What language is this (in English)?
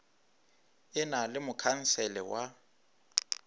Northern Sotho